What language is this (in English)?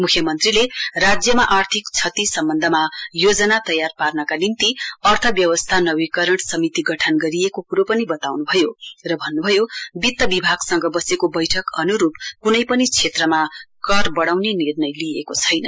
Nepali